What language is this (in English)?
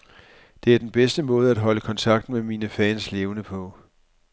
Danish